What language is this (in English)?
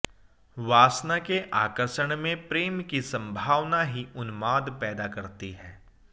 Hindi